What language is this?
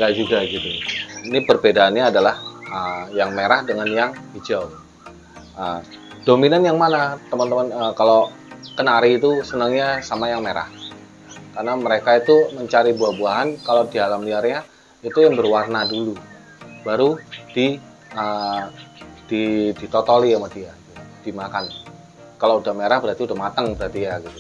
Indonesian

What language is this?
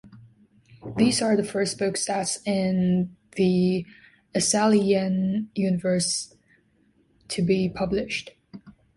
English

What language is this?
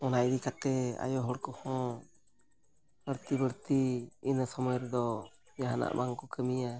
Santali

